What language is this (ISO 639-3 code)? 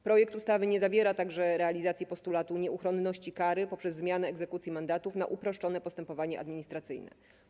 pol